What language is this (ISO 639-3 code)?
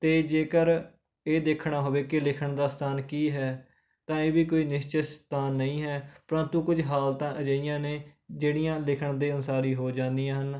pan